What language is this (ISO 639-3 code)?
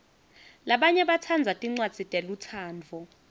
ssw